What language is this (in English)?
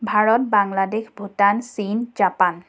Assamese